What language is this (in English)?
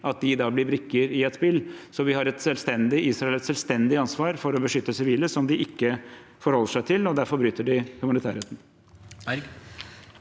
Norwegian